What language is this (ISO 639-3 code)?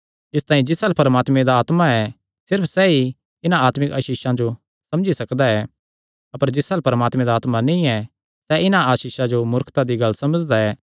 xnr